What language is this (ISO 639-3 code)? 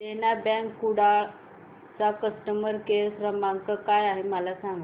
mar